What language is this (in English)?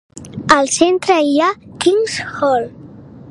Catalan